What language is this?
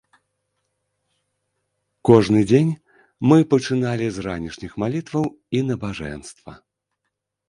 Belarusian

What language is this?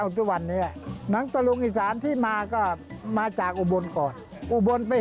Thai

